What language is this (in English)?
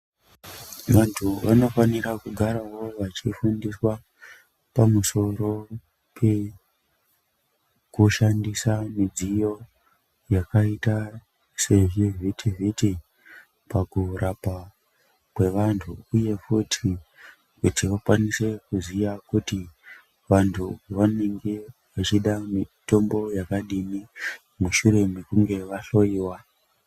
Ndau